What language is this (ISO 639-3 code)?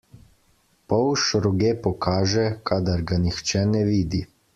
slv